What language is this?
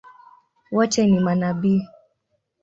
Swahili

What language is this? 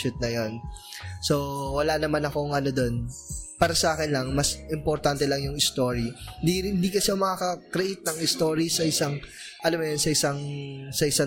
Filipino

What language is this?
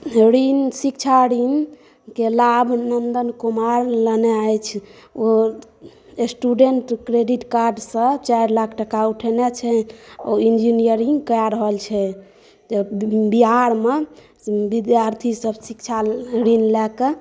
Maithili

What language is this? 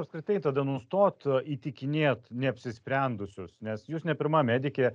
Lithuanian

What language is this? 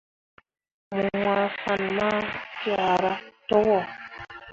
Mundang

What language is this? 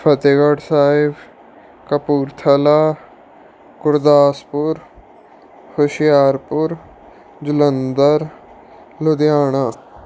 Punjabi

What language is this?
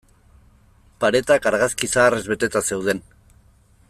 Basque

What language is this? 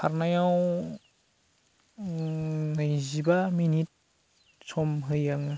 Bodo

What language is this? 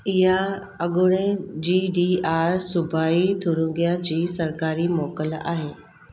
Sindhi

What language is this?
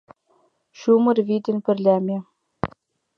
Mari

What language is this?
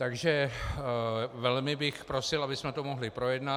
Czech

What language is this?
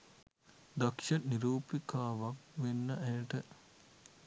Sinhala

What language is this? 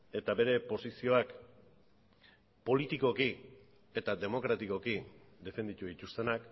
Basque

